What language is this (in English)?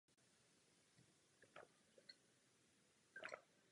Czech